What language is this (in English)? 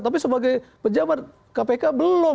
Indonesian